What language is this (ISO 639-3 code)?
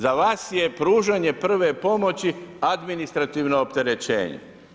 hrv